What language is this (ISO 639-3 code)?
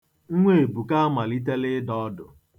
ibo